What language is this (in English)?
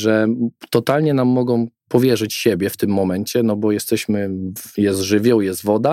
Polish